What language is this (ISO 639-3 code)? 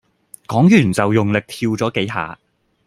yue